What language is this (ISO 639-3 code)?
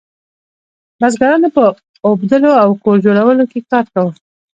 pus